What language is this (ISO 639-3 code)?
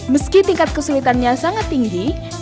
ind